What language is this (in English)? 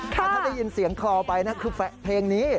Thai